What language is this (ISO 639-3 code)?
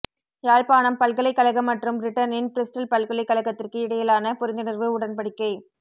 tam